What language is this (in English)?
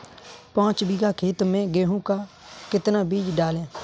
Hindi